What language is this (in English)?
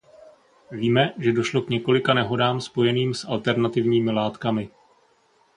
Czech